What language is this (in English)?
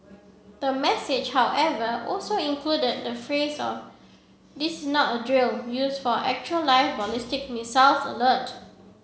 English